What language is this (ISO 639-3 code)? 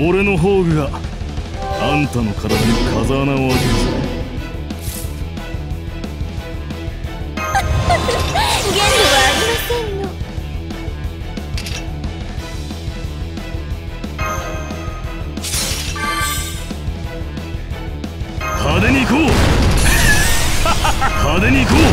jpn